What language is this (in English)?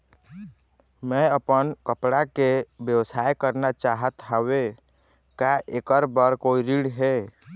Chhattisgarhi